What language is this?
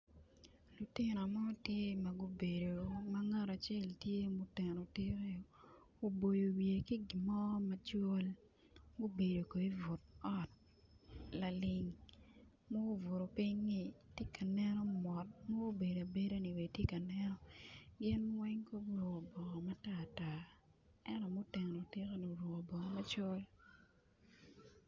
Acoli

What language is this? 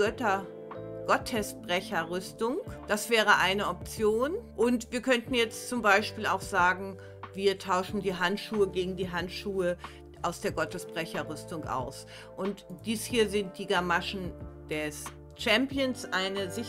German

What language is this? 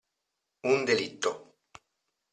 Italian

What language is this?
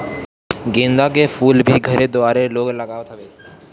Bhojpuri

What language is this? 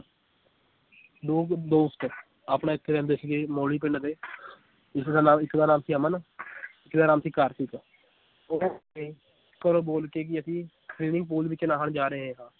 Punjabi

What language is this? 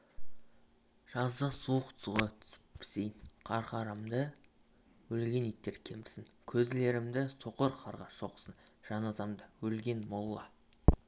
Kazakh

